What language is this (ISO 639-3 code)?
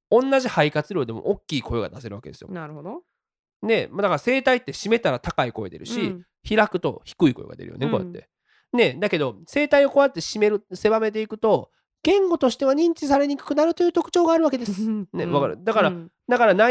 jpn